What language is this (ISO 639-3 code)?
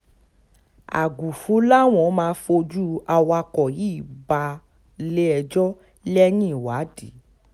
yor